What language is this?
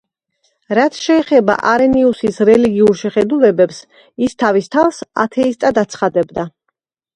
Georgian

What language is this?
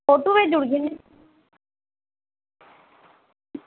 Dogri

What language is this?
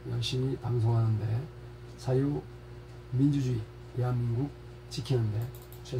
Korean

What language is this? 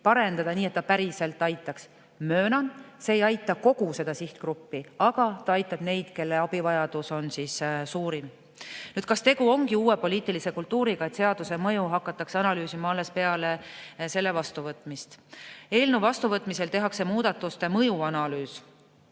Estonian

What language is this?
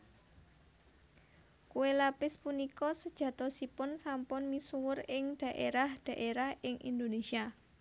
Javanese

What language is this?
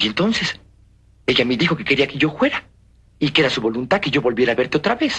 Spanish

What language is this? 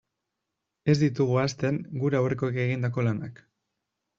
Basque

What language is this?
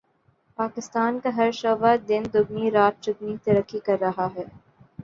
Urdu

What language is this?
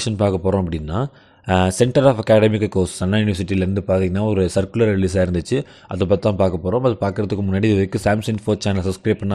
Hindi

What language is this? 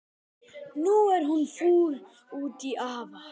Icelandic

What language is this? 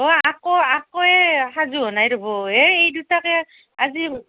Assamese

